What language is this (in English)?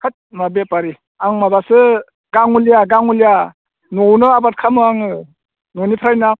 Bodo